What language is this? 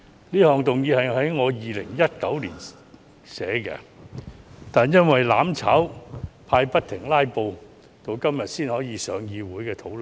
Cantonese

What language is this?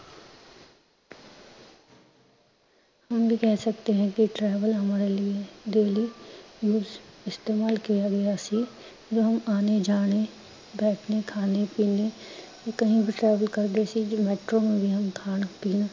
Punjabi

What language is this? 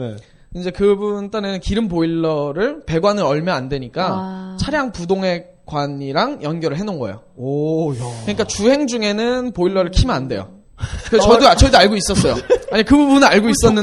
Korean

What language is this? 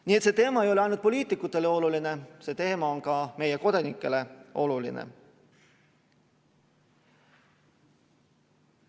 Estonian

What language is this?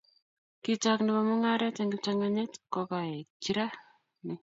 Kalenjin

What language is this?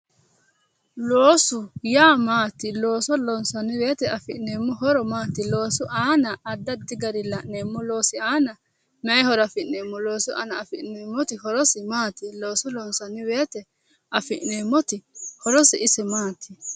Sidamo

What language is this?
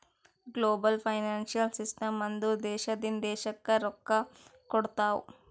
Kannada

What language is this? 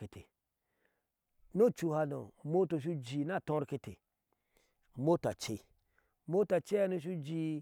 Ashe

